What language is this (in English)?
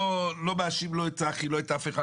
Hebrew